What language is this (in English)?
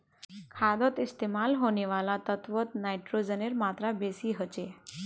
Magahi